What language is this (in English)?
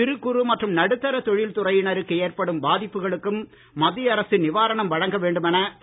Tamil